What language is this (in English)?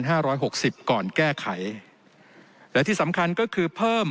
Thai